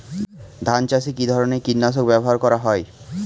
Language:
Bangla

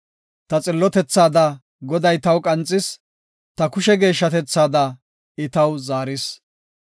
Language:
Gofa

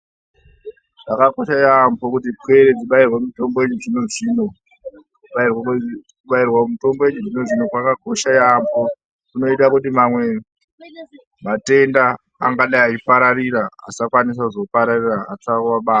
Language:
Ndau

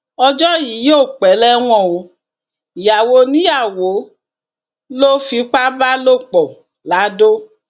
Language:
Yoruba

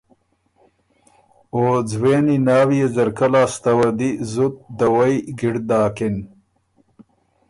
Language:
Ormuri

